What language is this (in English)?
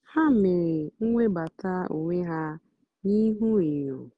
Igbo